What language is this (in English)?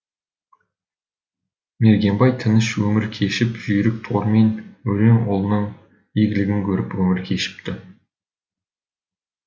Kazakh